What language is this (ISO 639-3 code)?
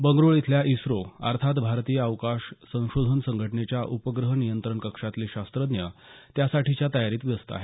mar